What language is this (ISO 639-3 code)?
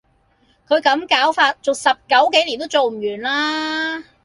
yue